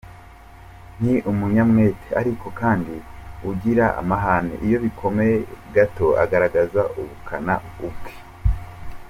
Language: Kinyarwanda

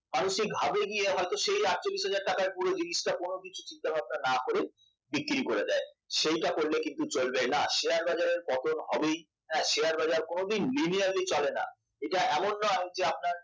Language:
Bangla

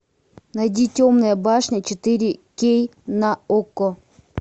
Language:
Russian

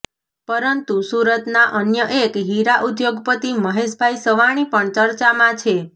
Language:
Gujarati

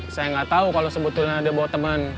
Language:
Indonesian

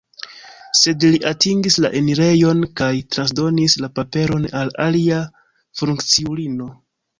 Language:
Esperanto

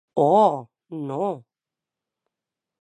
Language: Occitan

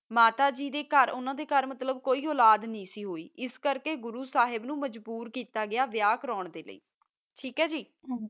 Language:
Punjabi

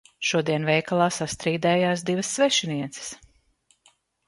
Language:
Latvian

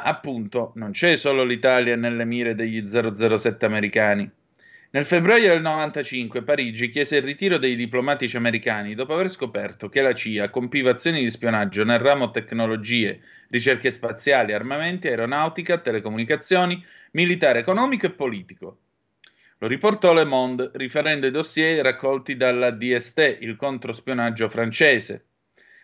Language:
Italian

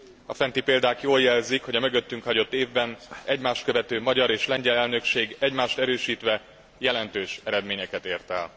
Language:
Hungarian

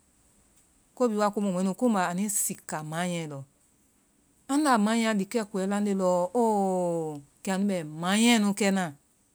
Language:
Vai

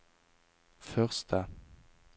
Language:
Norwegian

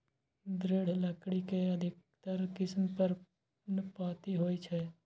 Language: Maithili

